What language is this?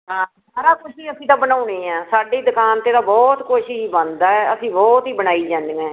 Punjabi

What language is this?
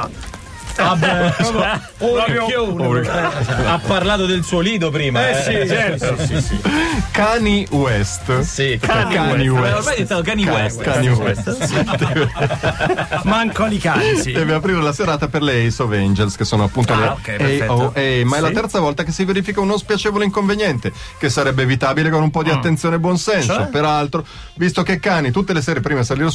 Italian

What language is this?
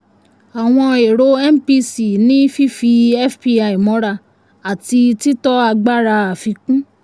Yoruba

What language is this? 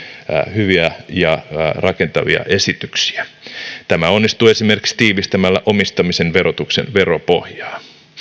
Finnish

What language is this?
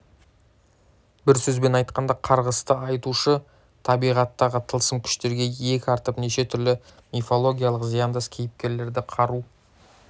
Kazakh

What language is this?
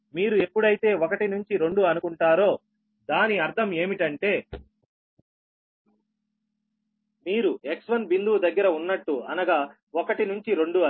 Telugu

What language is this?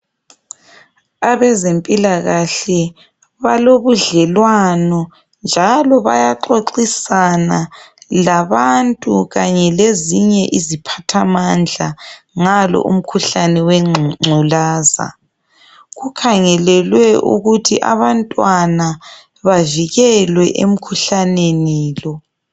North Ndebele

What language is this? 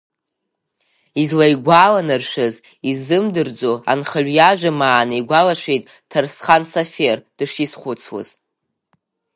Abkhazian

